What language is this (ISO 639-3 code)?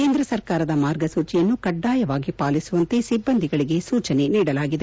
kan